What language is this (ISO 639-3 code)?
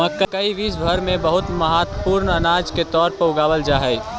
mag